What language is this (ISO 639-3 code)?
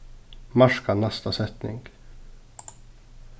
fao